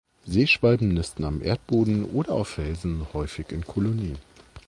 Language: German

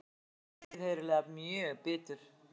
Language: Icelandic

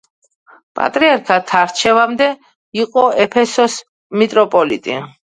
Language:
Georgian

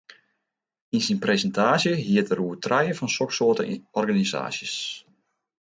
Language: Western Frisian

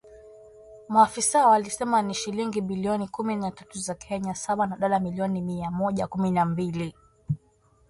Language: Swahili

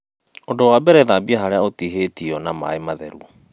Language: Kikuyu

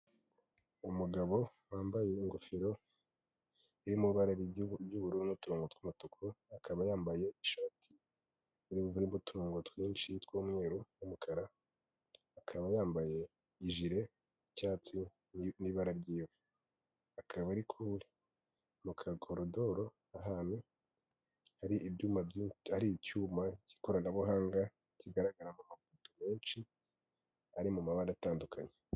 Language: Kinyarwanda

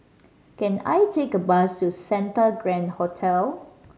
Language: English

